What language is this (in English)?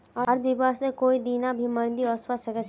Magahi